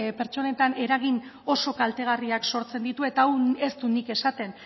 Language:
Basque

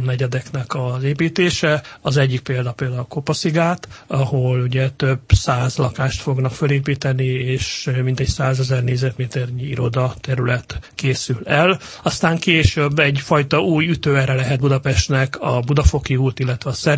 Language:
Hungarian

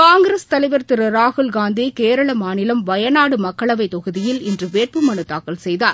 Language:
Tamil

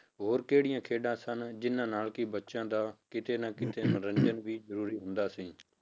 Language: Punjabi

